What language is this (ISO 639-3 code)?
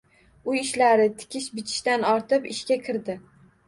uzb